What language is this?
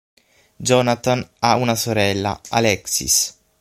Italian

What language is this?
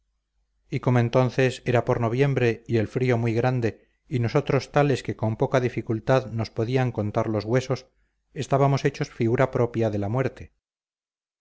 Spanish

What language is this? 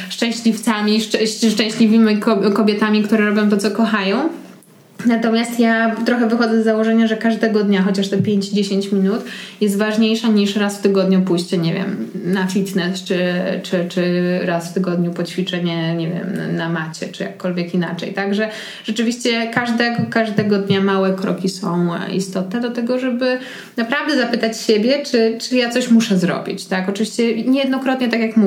Polish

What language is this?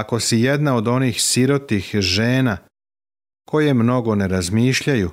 Croatian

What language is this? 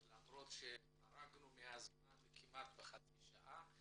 Hebrew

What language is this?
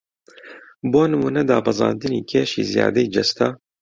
Central Kurdish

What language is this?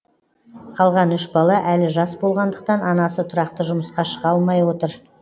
Kazakh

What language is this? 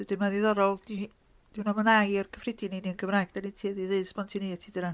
Welsh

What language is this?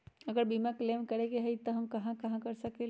Magahi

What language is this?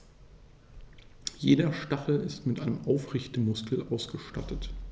German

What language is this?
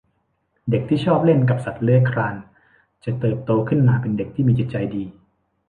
Thai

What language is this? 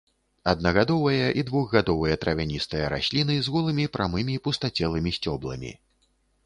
Belarusian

